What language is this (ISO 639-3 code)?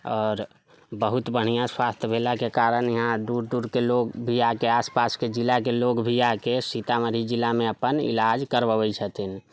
mai